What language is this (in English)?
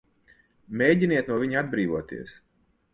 Latvian